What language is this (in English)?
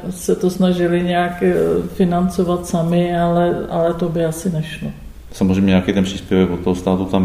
Czech